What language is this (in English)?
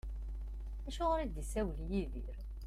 Kabyle